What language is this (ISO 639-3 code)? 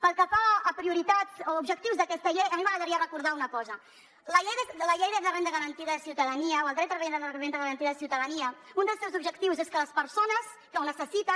cat